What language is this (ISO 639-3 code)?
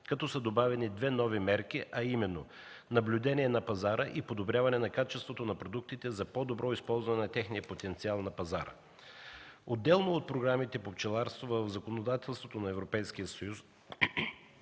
bul